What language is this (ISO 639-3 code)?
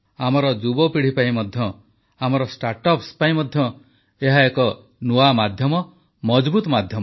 ori